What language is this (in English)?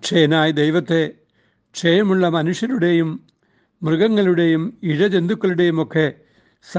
Malayalam